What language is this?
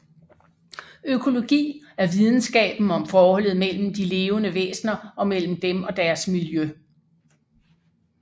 Danish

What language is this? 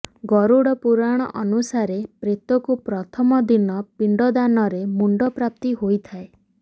Odia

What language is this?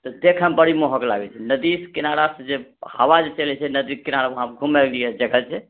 Maithili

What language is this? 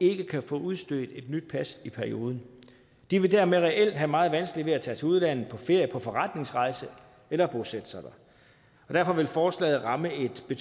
Danish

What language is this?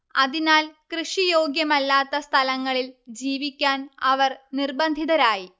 Malayalam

